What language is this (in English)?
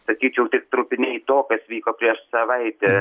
Lithuanian